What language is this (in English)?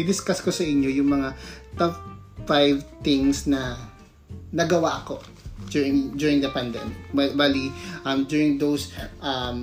Filipino